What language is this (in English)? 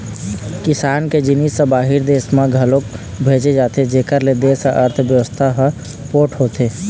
Chhattisgarhi